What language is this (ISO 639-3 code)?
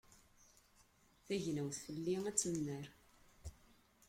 kab